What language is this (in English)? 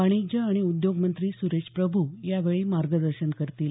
Marathi